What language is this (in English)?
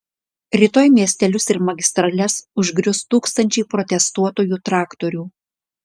Lithuanian